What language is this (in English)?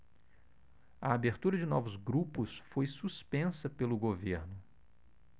Portuguese